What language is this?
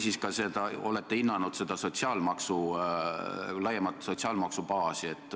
Estonian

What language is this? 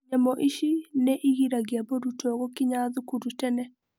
Kikuyu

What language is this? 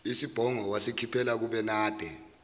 Zulu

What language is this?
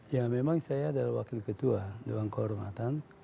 Indonesian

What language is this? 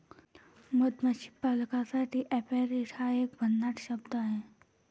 Marathi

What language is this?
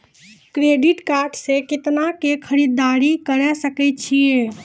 Maithili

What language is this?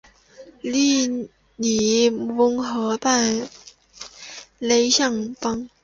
Chinese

